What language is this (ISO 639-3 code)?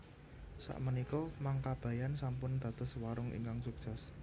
jav